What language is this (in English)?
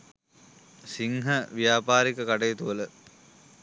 Sinhala